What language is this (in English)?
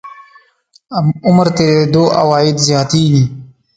Pashto